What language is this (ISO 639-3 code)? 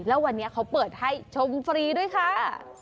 tha